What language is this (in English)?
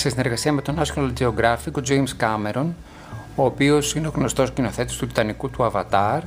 Greek